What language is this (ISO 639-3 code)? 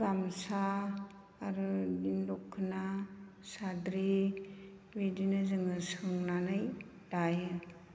brx